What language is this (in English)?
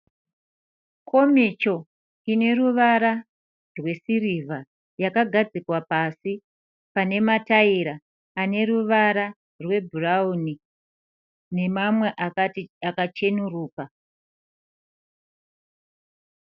Shona